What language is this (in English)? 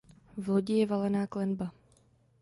Czech